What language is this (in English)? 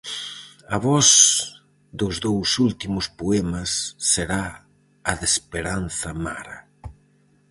Galician